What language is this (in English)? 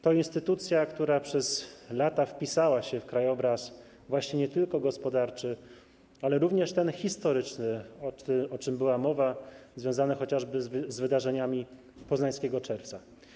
Polish